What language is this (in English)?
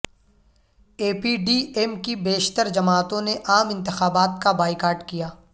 Urdu